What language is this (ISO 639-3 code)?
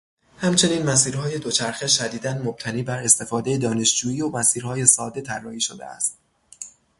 fas